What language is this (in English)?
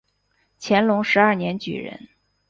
Chinese